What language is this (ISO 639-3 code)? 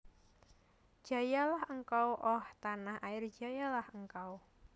jav